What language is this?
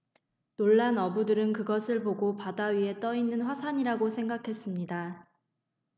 Korean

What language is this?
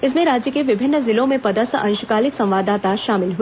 Hindi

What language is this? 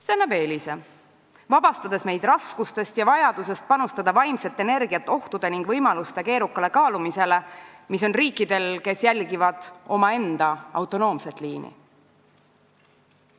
Estonian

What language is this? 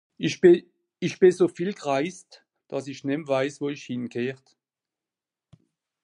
Swiss German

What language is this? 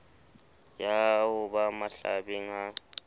Southern Sotho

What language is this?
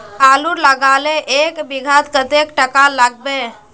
Magahi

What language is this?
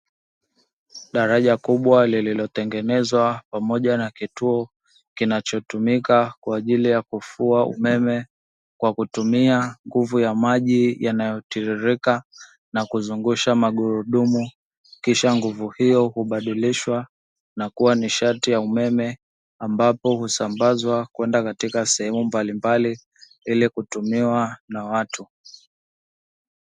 Swahili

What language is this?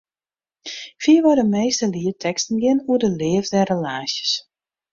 Western Frisian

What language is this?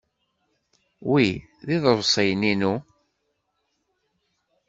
Kabyle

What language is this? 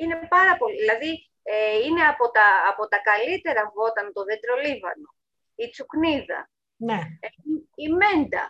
Greek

